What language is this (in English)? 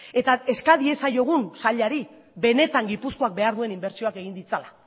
Basque